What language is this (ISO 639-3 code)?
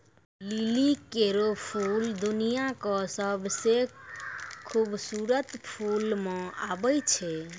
mai